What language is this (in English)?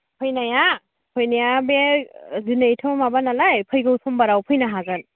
Bodo